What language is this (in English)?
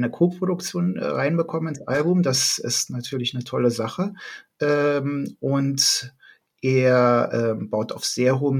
German